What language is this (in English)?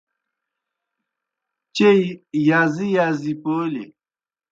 Kohistani Shina